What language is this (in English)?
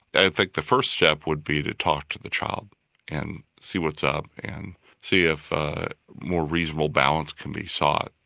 English